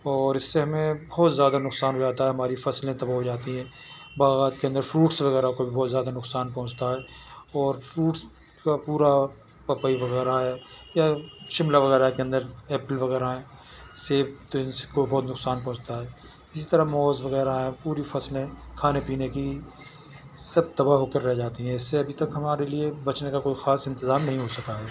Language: Urdu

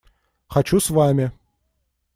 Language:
Russian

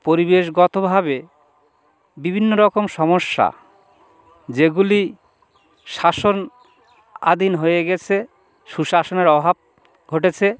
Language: Bangla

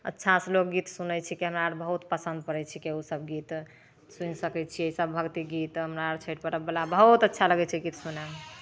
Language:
Maithili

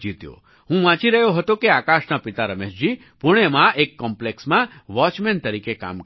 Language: Gujarati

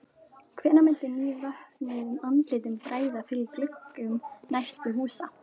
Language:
Icelandic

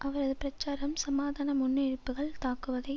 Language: Tamil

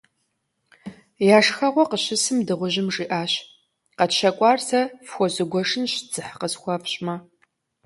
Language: Kabardian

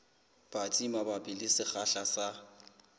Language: Southern Sotho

